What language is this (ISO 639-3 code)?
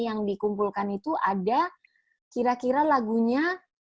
ind